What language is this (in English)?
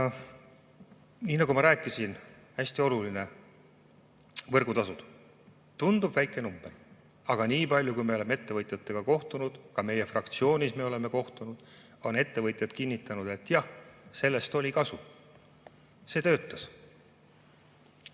Estonian